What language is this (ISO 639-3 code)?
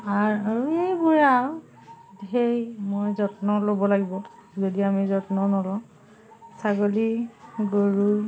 asm